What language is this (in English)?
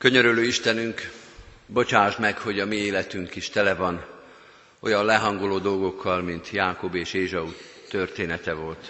Hungarian